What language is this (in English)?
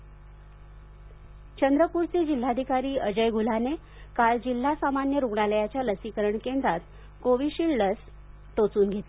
Marathi